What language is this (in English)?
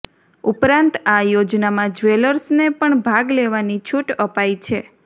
Gujarati